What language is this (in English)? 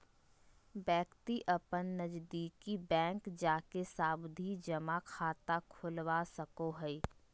Magahi